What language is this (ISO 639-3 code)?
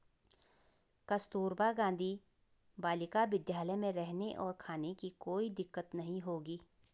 hin